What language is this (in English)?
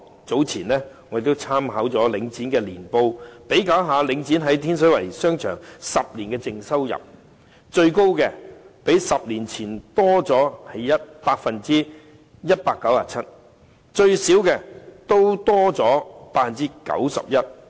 Cantonese